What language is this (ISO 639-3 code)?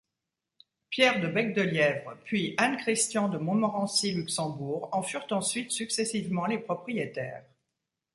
fra